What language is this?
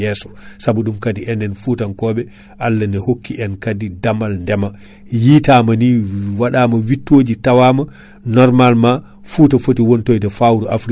Fula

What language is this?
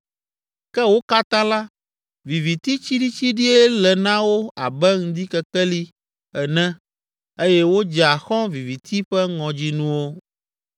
Ewe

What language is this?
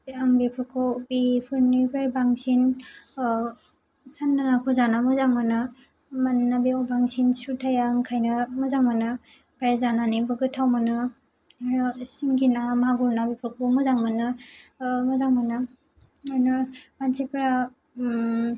Bodo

